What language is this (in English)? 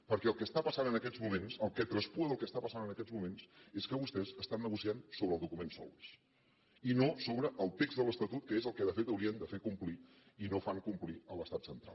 Catalan